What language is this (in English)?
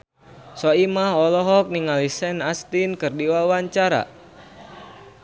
Sundanese